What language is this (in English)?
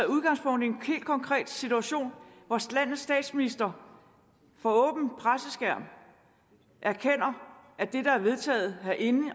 Danish